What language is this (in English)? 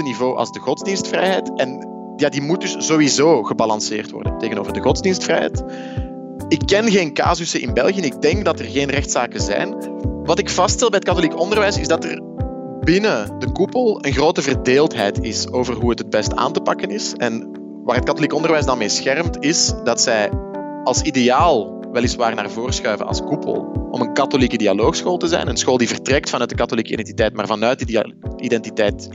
Dutch